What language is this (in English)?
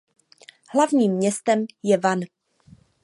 Czech